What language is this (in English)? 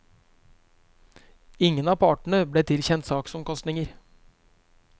Norwegian